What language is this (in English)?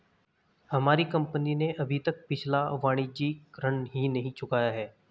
Hindi